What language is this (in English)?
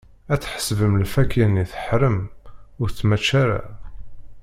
Kabyle